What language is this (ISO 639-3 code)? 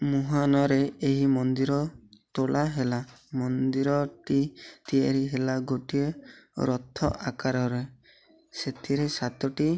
ori